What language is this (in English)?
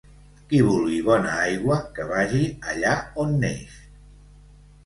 Catalan